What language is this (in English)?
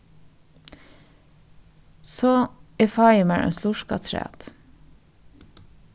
Faroese